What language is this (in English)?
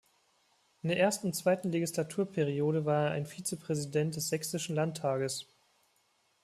German